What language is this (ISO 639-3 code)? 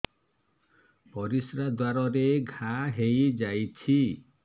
ori